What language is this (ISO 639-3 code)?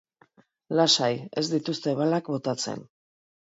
eus